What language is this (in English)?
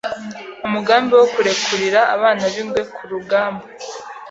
Kinyarwanda